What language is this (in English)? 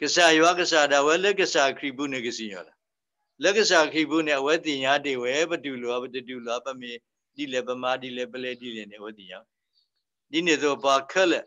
Thai